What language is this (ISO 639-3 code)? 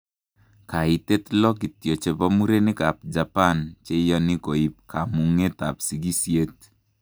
kln